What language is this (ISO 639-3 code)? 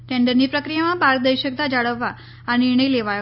guj